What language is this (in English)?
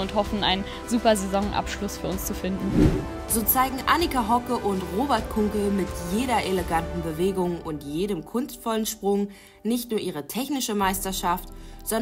German